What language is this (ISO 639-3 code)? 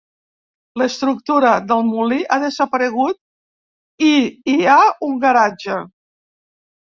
cat